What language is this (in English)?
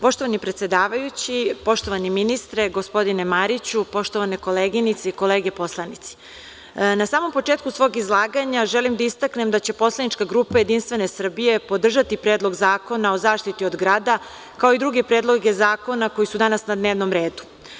Serbian